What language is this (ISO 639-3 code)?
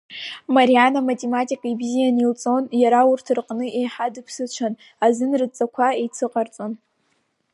abk